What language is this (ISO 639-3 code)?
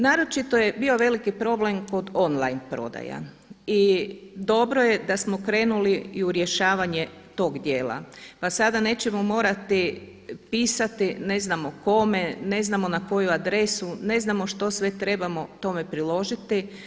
hrv